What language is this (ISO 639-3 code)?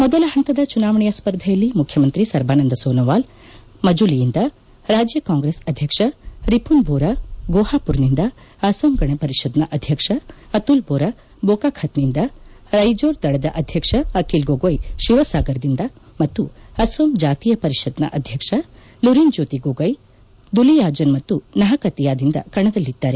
kan